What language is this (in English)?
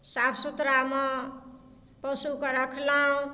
Maithili